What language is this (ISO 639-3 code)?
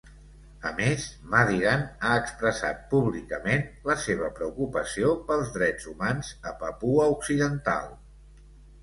cat